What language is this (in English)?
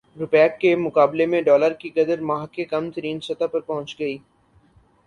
Urdu